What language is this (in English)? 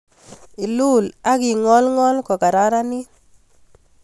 Kalenjin